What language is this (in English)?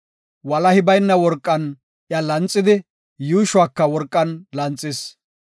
Gofa